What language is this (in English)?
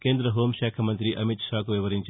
Telugu